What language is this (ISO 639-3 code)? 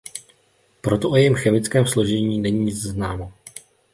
ces